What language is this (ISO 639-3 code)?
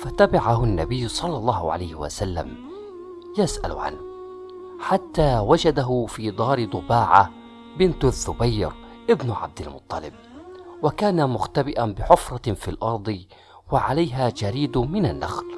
ara